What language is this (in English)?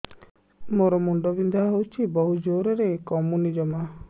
Odia